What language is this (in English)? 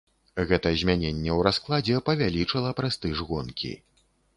Belarusian